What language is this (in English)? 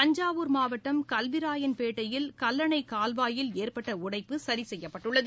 Tamil